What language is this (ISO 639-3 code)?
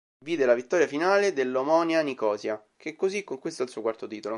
ita